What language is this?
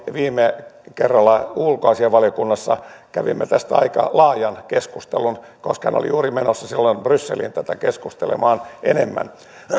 Finnish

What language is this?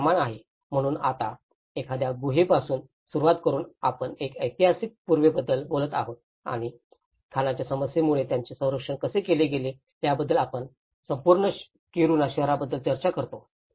Marathi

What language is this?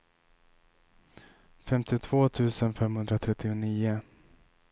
Swedish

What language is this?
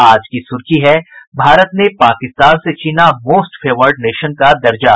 Hindi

